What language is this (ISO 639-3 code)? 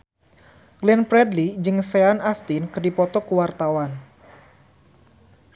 sun